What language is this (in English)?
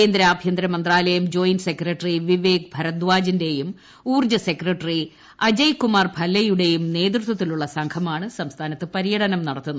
Malayalam